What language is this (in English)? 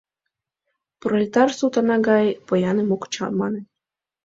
Mari